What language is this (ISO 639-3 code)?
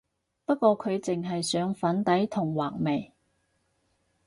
yue